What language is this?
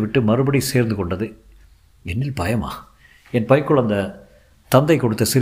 Tamil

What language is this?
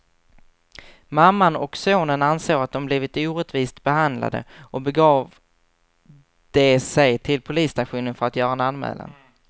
Swedish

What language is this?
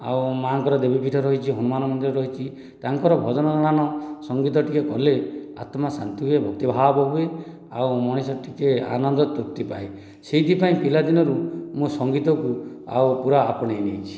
Odia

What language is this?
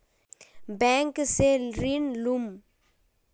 Magahi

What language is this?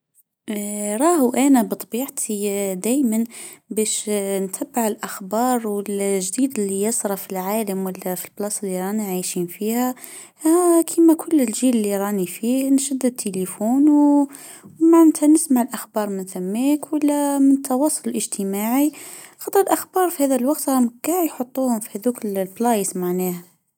Tunisian Arabic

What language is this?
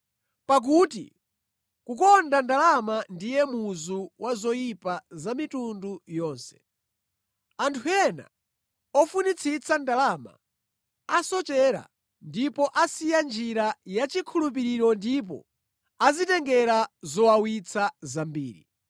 Nyanja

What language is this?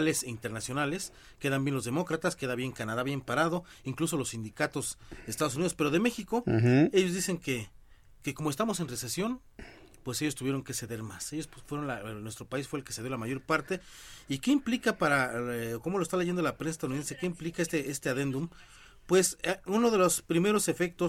Spanish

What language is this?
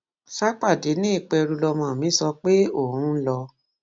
Yoruba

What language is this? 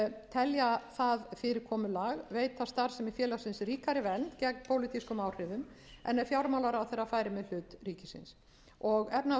Icelandic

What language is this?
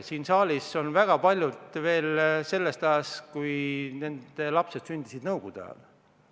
Estonian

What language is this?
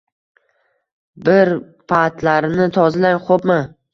Uzbek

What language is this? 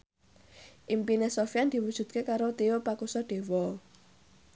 Javanese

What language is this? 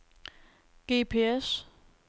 Danish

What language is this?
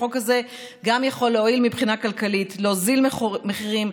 Hebrew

